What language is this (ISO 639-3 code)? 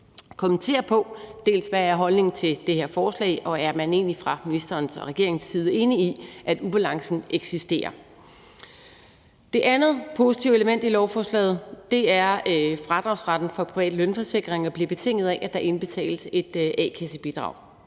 dan